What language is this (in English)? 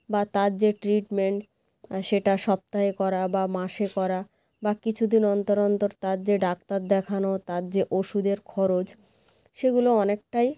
Bangla